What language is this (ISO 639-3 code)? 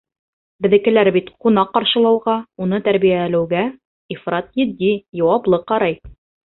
bak